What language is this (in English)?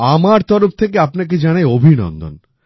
Bangla